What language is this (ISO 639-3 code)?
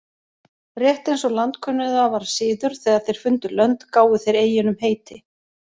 isl